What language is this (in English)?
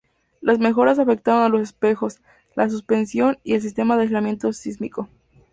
Spanish